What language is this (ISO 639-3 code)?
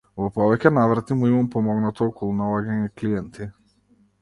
mkd